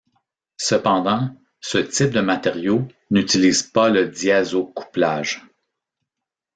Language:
French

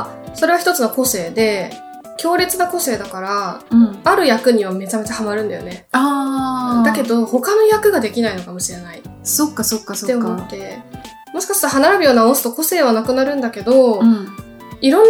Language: Japanese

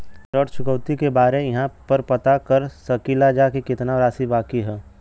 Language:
Bhojpuri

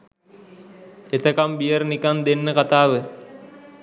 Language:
Sinhala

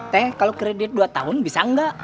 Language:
Indonesian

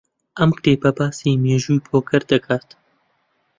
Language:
Central Kurdish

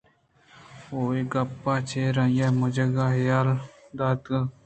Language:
Eastern Balochi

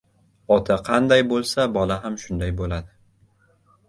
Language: Uzbek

